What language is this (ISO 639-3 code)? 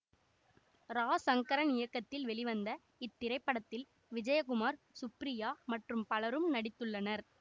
tam